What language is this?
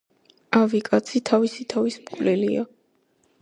Georgian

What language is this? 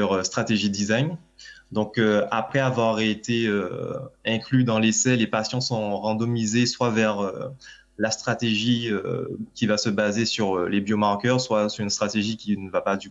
French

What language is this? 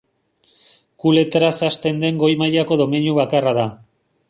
Basque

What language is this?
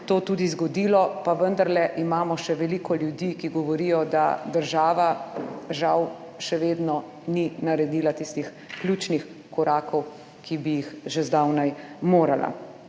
Slovenian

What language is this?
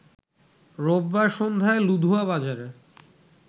Bangla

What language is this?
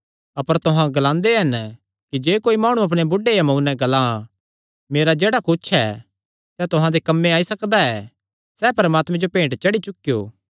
Kangri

